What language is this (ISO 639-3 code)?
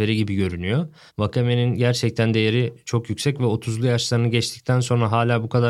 tur